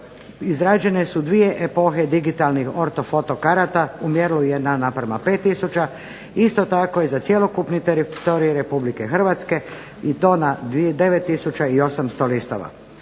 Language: Croatian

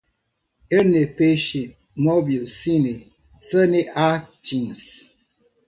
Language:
Portuguese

